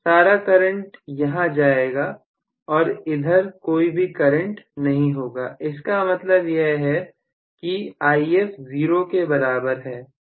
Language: Hindi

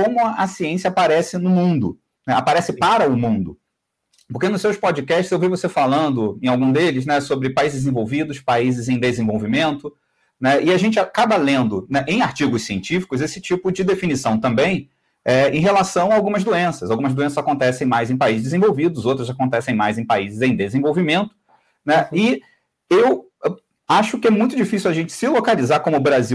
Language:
Portuguese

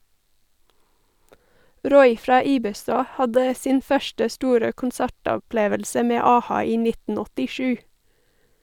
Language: Norwegian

